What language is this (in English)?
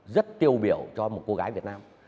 Vietnamese